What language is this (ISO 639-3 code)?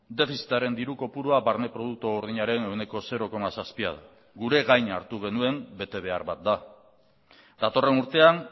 eus